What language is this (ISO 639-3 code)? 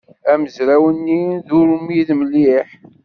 kab